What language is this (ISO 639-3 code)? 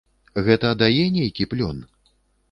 bel